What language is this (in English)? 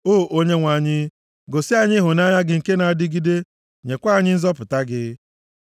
Igbo